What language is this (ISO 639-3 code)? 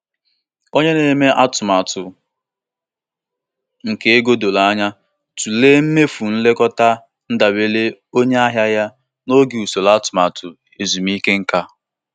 ibo